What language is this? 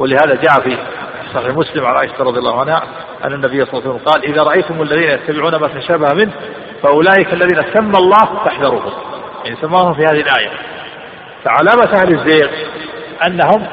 Arabic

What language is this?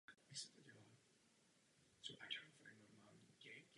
Czech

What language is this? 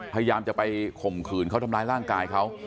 Thai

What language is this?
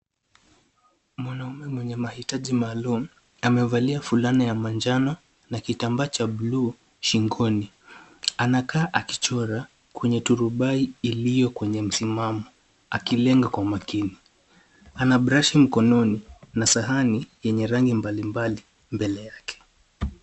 Swahili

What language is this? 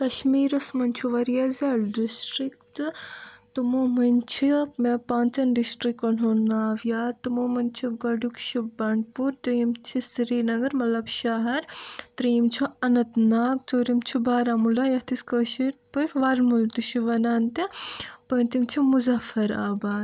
Kashmiri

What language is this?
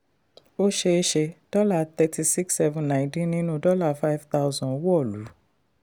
Yoruba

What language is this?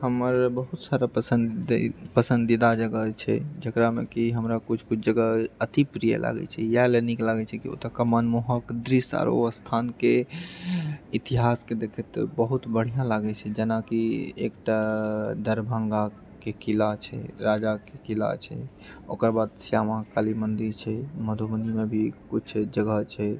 Maithili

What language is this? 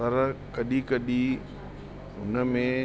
Sindhi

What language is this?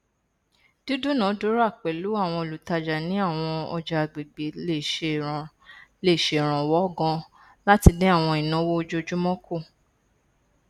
Yoruba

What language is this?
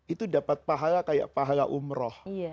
Indonesian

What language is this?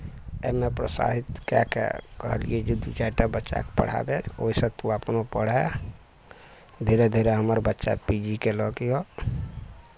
Maithili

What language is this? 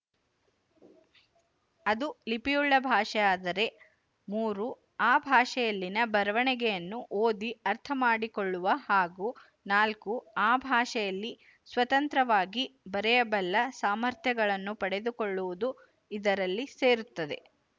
Kannada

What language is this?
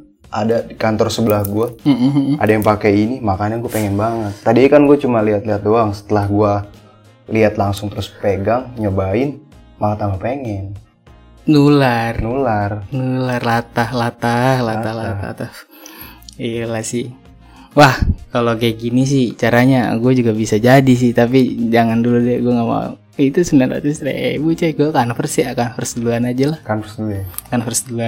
Indonesian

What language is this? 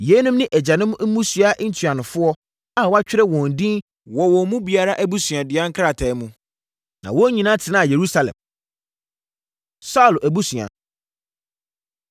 Akan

